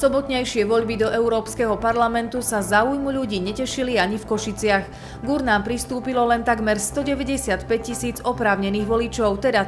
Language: Slovak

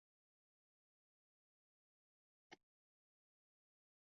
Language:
Chinese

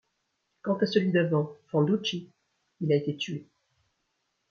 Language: French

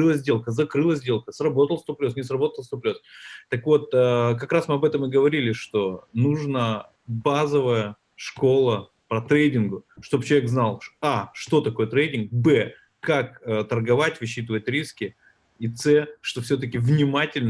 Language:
Russian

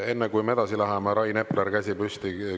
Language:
Estonian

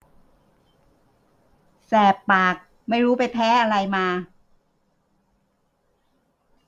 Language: Thai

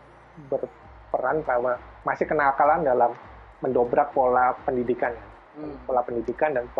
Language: Indonesian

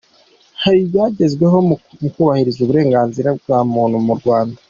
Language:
Kinyarwanda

